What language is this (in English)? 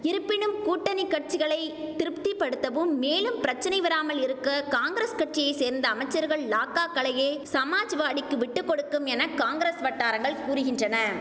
Tamil